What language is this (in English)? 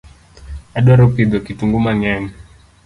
Luo (Kenya and Tanzania)